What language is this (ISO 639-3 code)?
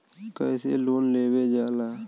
bho